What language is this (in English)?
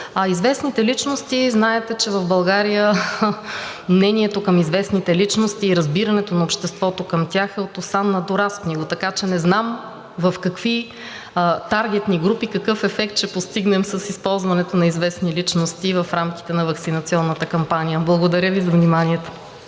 Bulgarian